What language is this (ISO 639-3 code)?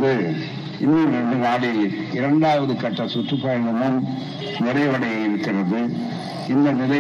tam